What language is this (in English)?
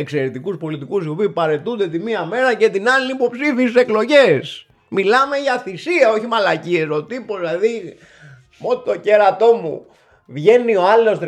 Greek